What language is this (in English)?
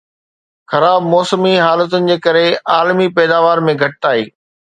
Sindhi